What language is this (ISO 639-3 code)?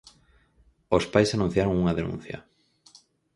glg